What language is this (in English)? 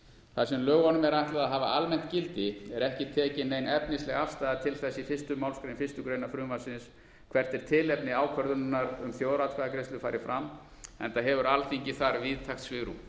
Icelandic